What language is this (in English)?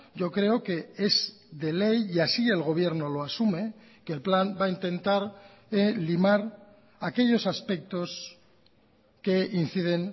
Spanish